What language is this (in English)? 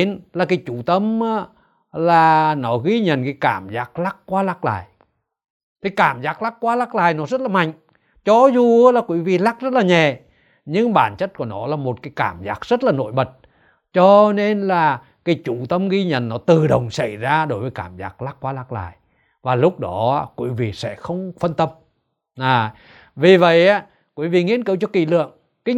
Vietnamese